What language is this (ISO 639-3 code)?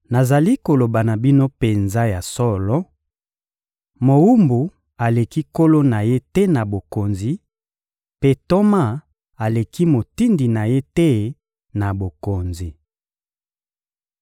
lin